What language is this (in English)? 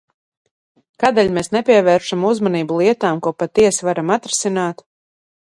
Latvian